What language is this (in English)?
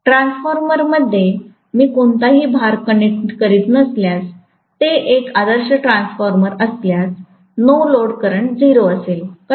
Marathi